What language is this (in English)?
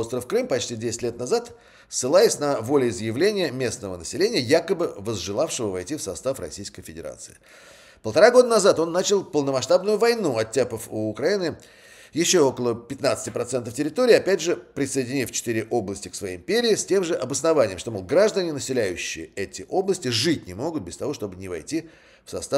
Russian